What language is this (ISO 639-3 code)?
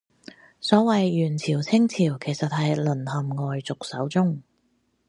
yue